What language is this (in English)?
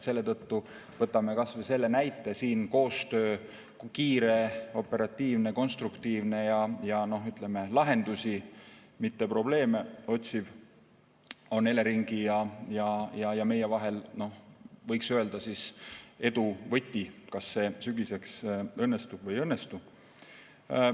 Estonian